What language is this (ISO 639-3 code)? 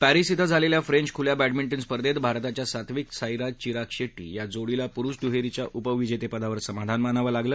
mar